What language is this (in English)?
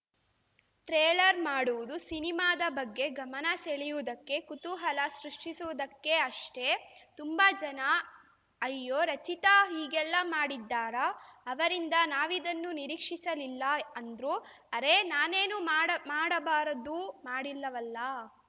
Kannada